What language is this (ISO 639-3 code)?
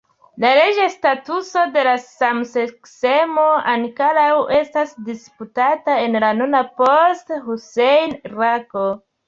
epo